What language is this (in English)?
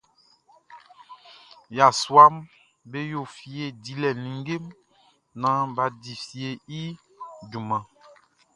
Baoulé